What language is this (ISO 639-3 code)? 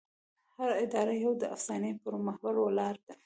pus